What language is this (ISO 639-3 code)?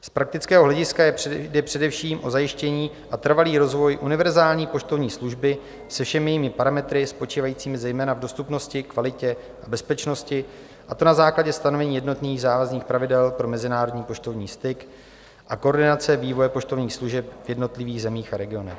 ces